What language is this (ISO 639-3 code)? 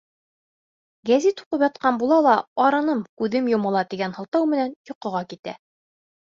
bak